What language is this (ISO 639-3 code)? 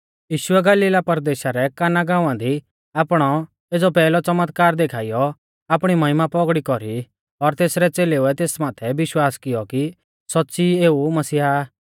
bfz